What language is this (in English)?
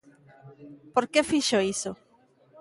Galician